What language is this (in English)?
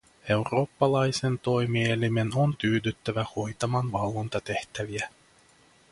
Finnish